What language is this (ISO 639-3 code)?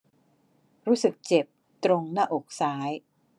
tha